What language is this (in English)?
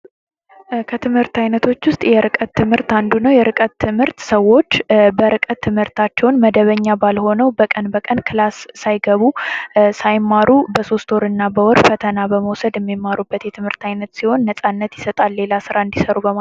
Amharic